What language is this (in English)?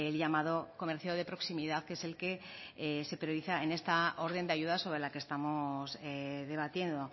Spanish